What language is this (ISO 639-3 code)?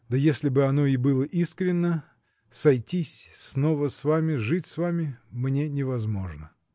rus